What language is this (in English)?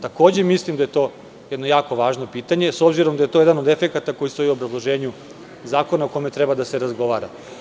Serbian